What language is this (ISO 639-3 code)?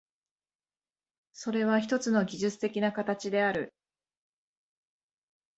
jpn